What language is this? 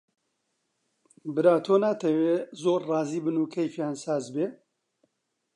Central Kurdish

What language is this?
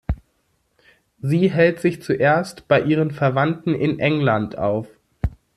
German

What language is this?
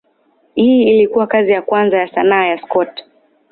Swahili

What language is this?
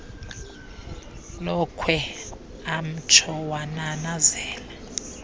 Xhosa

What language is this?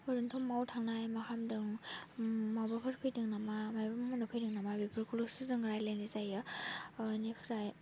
Bodo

